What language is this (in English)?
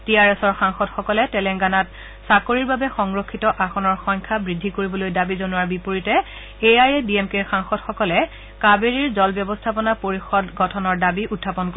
Assamese